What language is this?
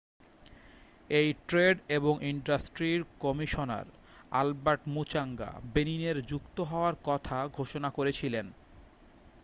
Bangla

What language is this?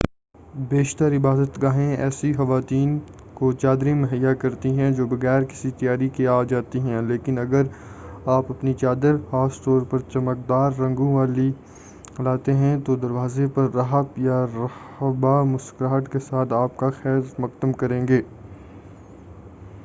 Urdu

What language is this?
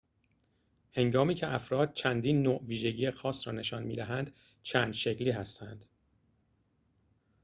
Persian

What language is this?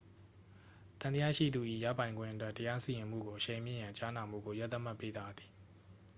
Burmese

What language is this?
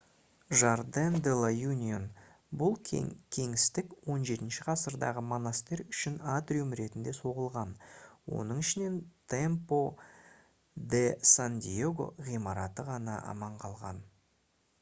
Kazakh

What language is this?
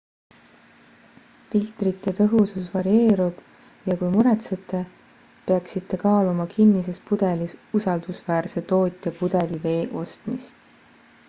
Estonian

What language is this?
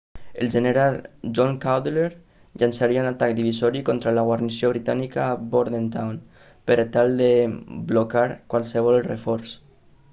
Catalan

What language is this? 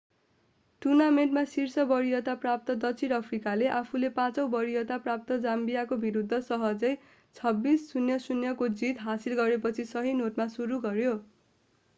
Nepali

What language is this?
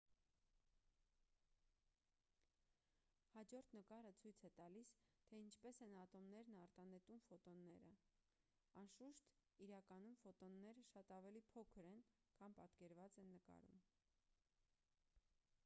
Armenian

